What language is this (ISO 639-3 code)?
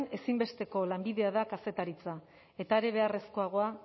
eus